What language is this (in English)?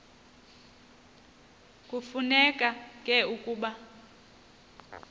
Xhosa